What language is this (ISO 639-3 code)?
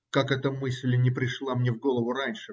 rus